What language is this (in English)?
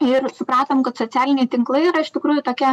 Lithuanian